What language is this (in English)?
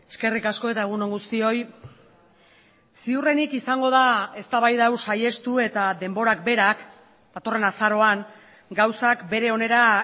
Basque